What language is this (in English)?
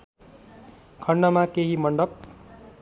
Nepali